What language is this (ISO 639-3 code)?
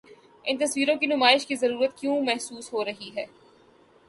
urd